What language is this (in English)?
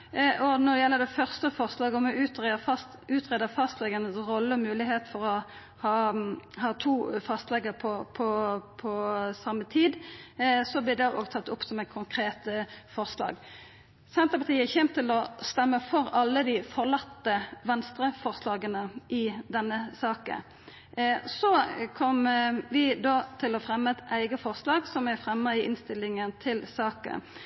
Norwegian Nynorsk